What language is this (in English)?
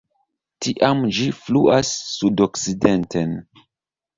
Esperanto